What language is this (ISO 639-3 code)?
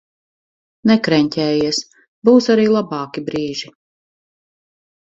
lav